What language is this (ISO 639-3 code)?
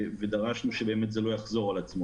heb